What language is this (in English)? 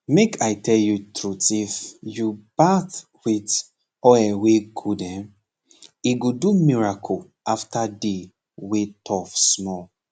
Nigerian Pidgin